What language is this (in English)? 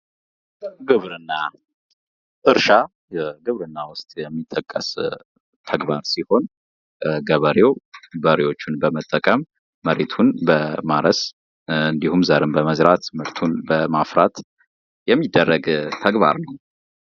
Amharic